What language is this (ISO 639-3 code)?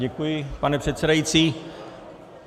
ces